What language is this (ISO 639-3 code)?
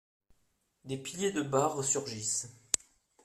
fra